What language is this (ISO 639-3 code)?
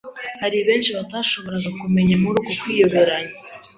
kin